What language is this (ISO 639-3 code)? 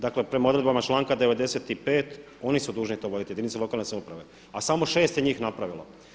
hrv